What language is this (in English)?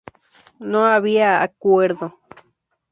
Spanish